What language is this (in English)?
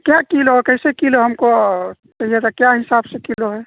Urdu